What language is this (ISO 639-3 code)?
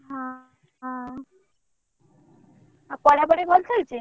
ori